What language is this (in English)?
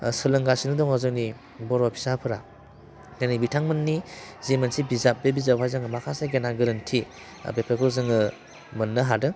Bodo